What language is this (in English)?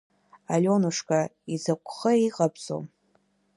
Abkhazian